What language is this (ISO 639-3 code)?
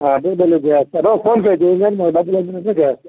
tel